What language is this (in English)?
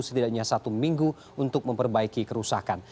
Indonesian